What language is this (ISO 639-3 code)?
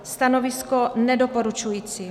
ces